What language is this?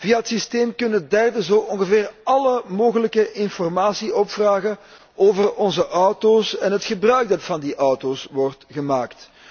Dutch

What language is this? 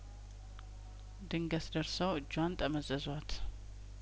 Amharic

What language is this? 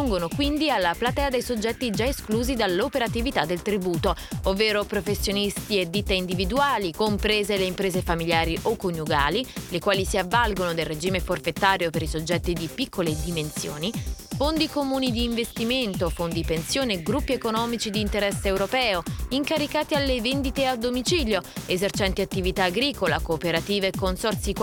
Italian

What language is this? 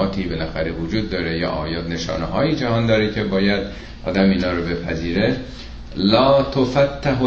Persian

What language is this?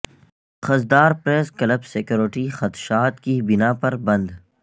Urdu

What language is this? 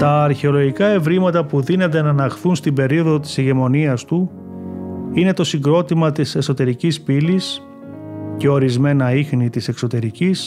Greek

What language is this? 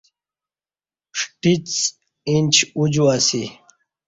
Kati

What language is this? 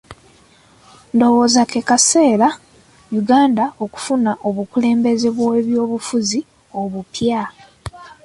Ganda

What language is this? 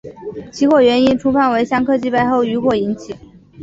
Chinese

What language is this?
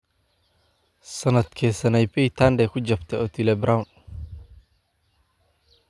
Somali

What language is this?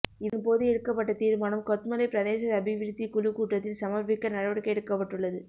Tamil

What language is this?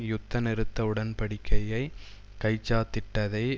Tamil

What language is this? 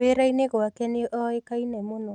Kikuyu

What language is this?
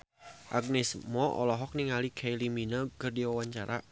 Sundanese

